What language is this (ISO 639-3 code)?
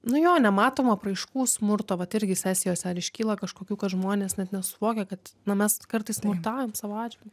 lit